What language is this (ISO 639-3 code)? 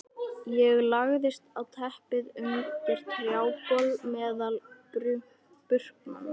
isl